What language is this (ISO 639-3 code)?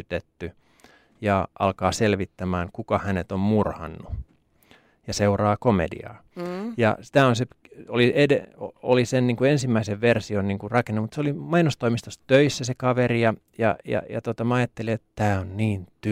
fin